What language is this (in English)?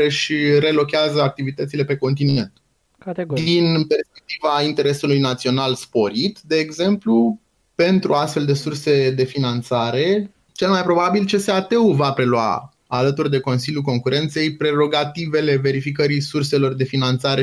Romanian